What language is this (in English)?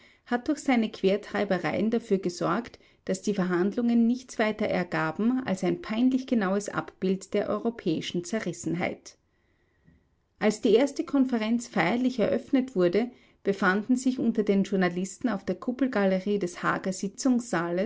German